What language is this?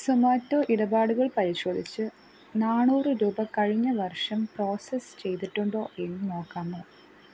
Malayalam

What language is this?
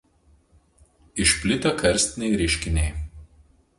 Lithuanian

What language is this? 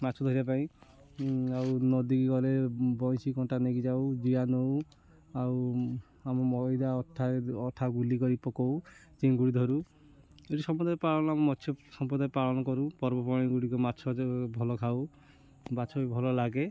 Odia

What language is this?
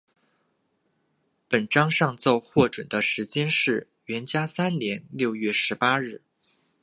Chinese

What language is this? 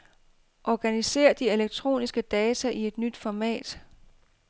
Danish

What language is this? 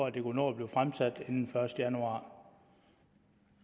Danish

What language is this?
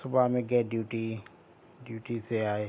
Urdu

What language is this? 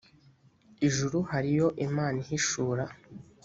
Kinyarwanda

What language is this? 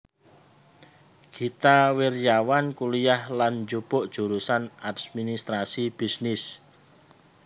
Javanese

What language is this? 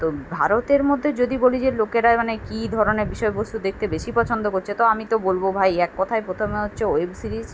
Bangla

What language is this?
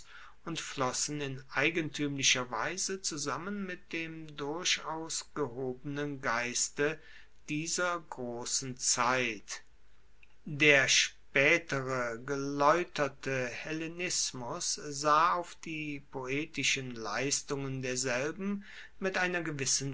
German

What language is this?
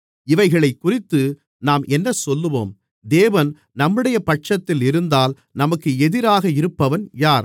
Tamil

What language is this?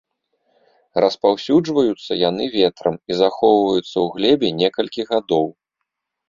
Belarusian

